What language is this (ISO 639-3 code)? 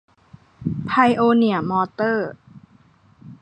tha